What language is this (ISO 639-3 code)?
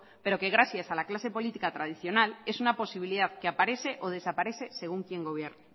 spa